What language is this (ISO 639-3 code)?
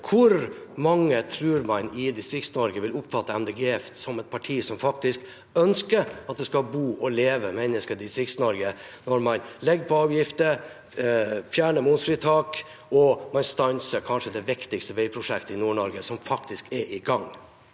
nor